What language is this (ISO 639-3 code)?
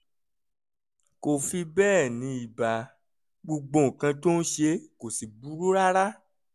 yor